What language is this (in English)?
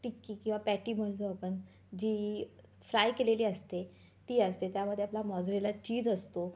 Marathi